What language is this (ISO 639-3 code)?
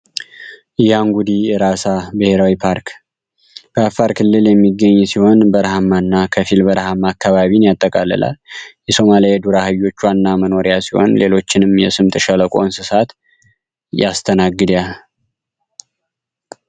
amh